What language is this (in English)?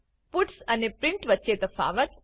Gujarati